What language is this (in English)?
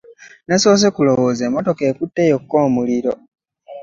Ganda